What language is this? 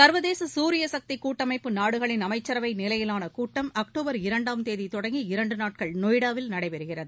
Tamil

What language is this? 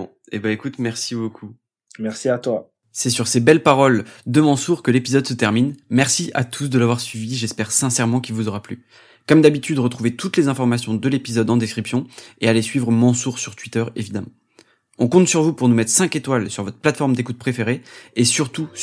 French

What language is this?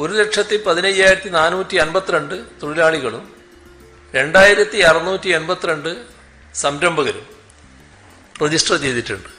Malayalam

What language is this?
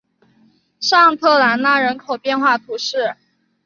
Chinese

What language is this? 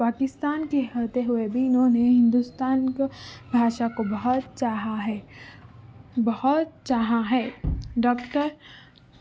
Urdu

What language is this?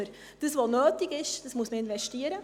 Swiss German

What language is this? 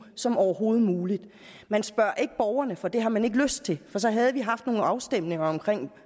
Danish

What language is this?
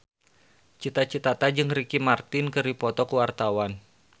Sundanese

